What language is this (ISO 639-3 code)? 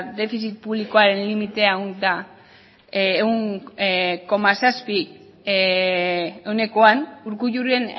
eus